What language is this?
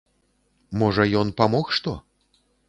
Belarusian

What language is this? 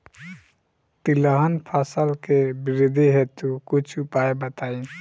Bhojpuri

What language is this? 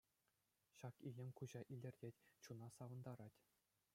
Chuvash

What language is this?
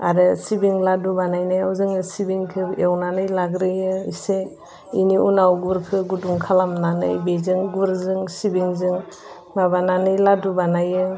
Bodo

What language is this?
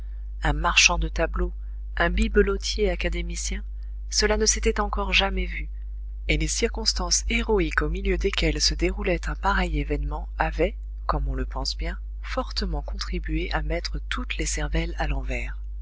French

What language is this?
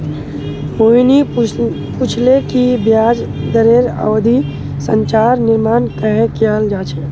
Magahi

